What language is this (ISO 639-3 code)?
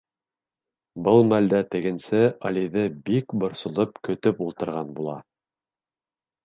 bak